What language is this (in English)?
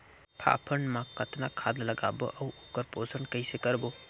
Chhattisgarhi